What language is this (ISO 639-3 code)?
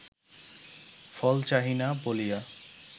ben